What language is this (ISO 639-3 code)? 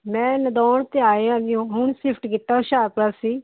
pan